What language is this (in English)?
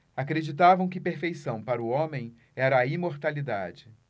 Portuguese